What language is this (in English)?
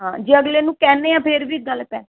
Punjabi